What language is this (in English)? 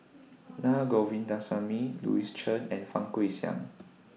English